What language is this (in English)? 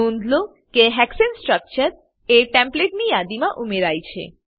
Gujarati